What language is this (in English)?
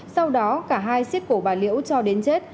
Vietnamese